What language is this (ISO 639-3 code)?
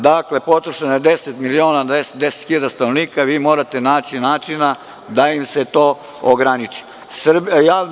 srp